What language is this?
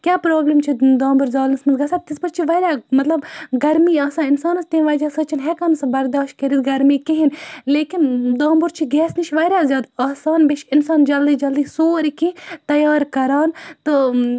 Kashmiri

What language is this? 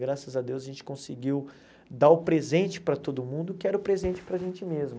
Portuguese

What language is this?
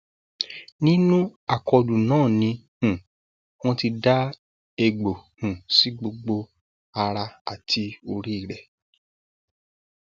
Yoruba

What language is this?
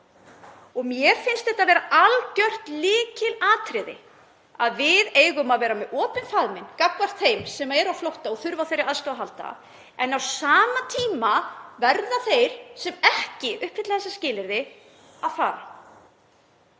Icelandic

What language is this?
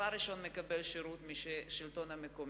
Hebrew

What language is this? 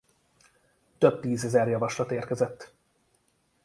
Hungarian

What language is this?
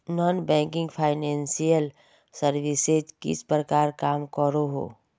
Magahi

